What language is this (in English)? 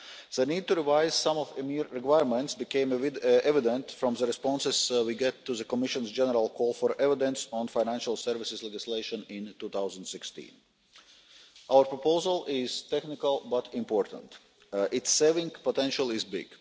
English